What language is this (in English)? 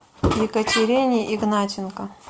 Russian